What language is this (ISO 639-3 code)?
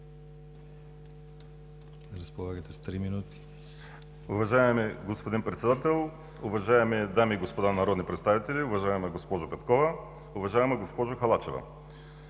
bul